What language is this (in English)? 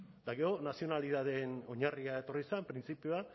Basque